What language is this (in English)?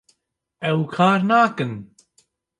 Kurdish